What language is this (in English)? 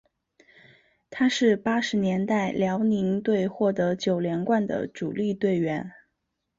Chinese